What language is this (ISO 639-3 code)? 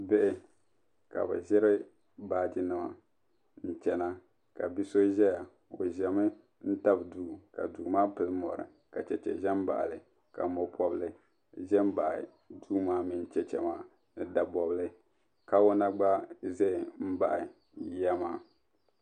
dag